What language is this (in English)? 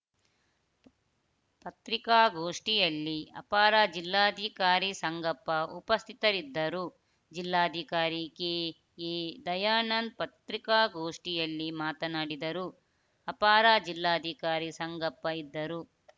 Kannada